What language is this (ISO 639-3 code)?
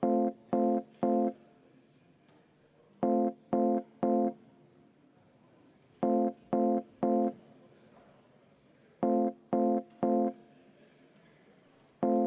est